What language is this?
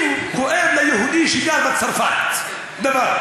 Hebrew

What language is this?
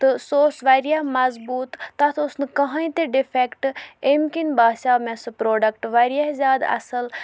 Kashmiri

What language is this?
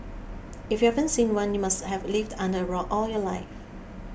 English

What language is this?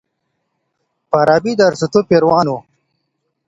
Pashto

